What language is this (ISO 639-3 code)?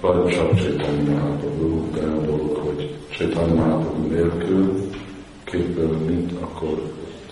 hun